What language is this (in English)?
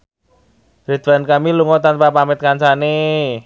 Javanese